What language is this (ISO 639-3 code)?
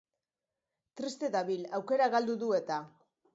eus